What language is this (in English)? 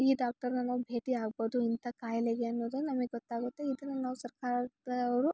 Kannada